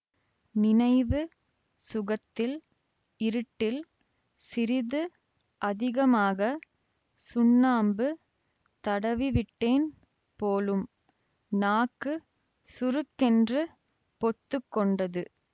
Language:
Tamil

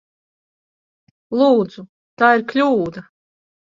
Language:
Latvian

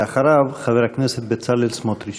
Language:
Hebrew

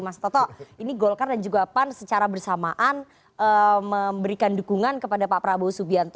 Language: Indonesian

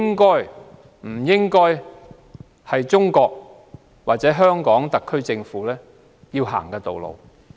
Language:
Cantonese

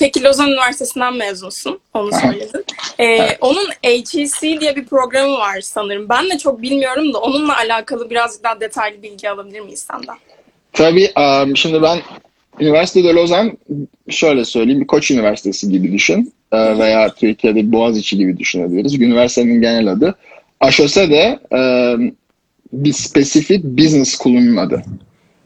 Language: Turkish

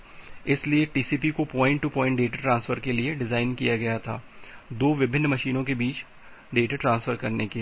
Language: Hindi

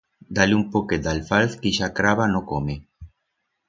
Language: Aragonese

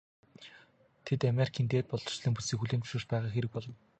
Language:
Mongolian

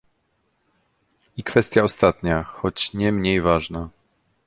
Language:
Polish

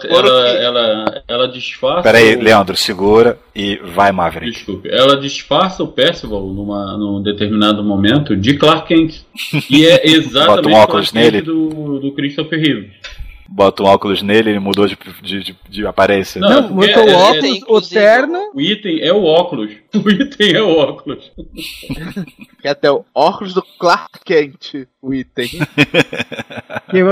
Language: Portuguese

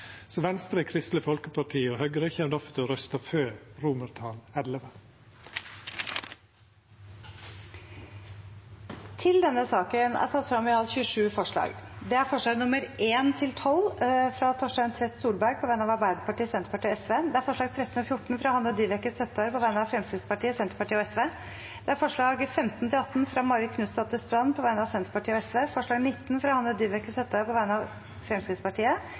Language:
Norwegian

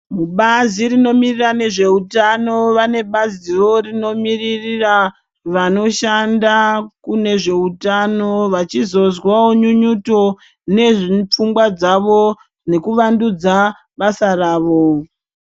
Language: Ndau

